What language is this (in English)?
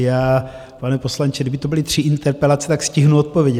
Czech